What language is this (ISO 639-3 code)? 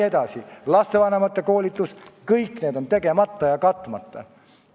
est